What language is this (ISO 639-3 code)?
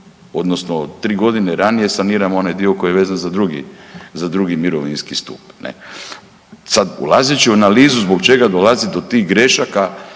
hrv